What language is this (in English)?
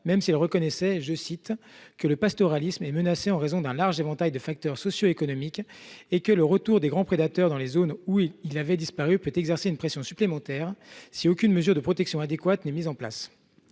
French